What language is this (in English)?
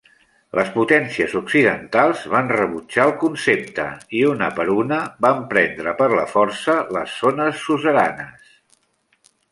Catalan